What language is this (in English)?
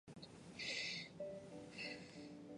Chinese